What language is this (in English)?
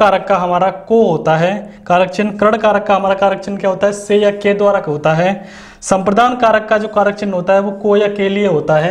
Hindi